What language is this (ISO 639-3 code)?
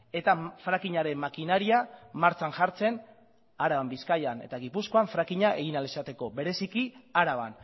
eus